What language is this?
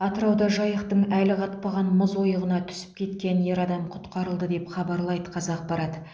Kazakh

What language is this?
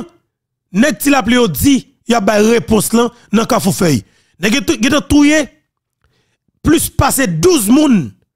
French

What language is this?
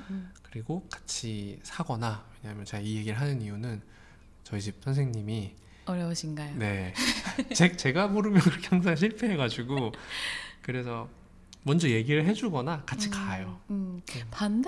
Korean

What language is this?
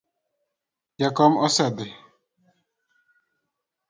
Luo (Kenya and Tanzania)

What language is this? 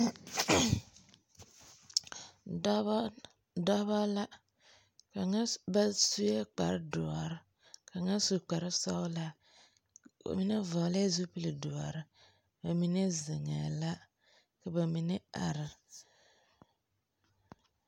Southern Dagaare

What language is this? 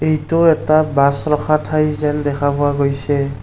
Assamese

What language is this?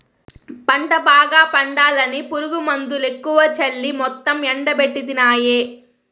Telugu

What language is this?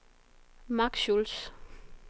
Danish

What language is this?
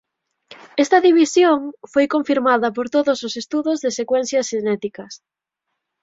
Galician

